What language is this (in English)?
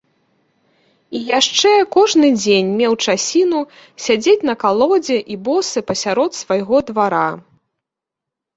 Belarusian